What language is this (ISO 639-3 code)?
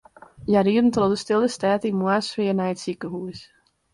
fry